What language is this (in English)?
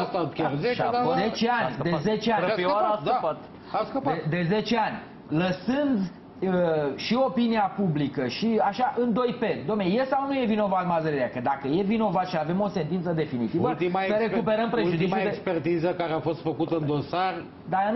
Romanian